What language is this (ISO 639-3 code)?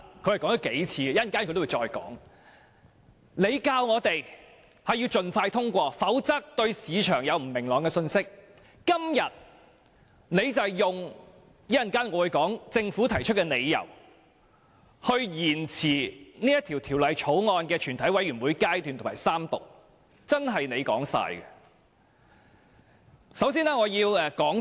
yue